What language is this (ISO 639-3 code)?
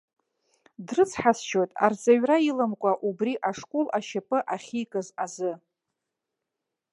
abk